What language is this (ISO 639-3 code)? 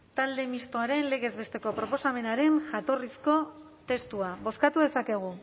eus